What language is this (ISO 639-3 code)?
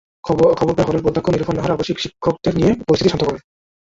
ben